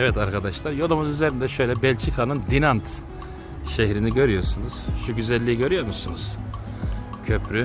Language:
Turkish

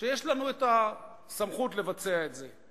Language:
Hebrew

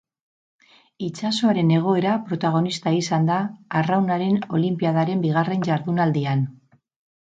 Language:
Basque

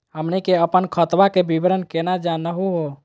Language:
Magahi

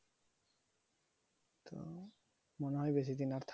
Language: Bangla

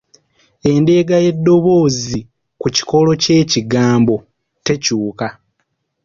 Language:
Ganda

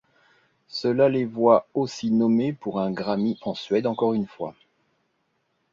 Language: French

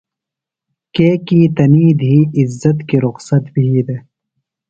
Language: Phalura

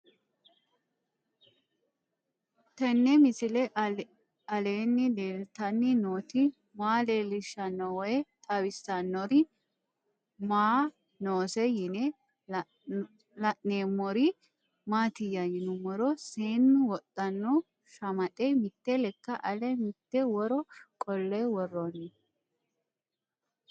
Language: Sidamo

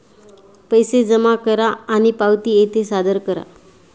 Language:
Marathi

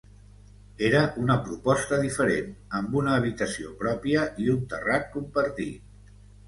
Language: Catalan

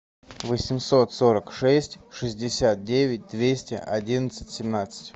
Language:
Russian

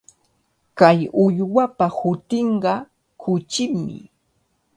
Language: Cajatambo North Lima Quechua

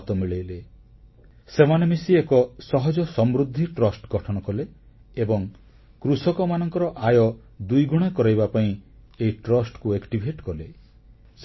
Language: Odia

